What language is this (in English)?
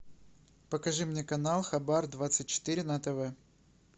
Russian